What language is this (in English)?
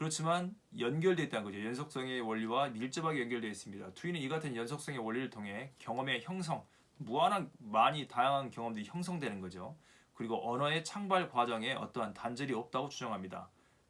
Korean